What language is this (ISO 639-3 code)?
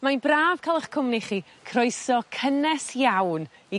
cym